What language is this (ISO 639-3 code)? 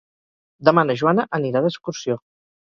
cat